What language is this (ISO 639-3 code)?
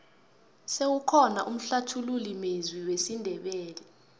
nbl